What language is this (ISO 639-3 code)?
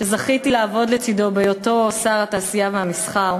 heb